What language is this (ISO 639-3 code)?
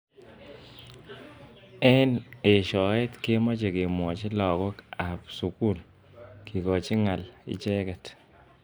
kln